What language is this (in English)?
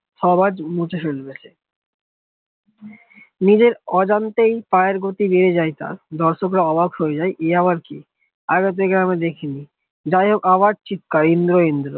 Bangla